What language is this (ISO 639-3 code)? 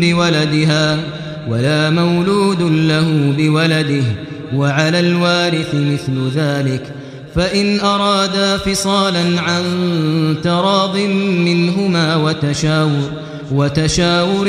ara